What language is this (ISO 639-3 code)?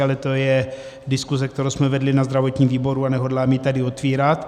ces